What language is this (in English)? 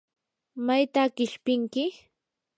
Yanahuanca Pasco Quechua